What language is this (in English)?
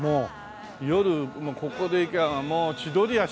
Japanese